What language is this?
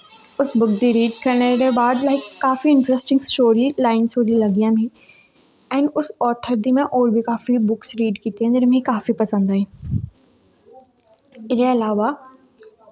Dogri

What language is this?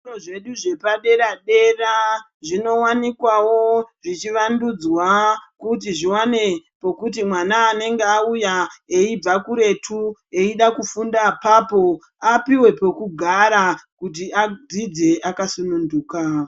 Ndau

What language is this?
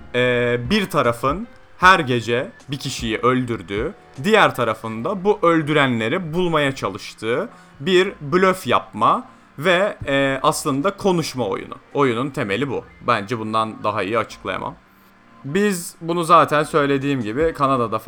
Turkish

